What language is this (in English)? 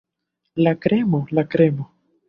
Esperanto